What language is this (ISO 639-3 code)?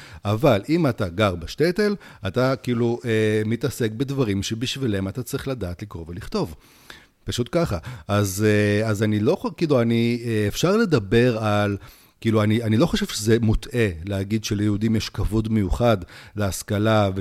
heb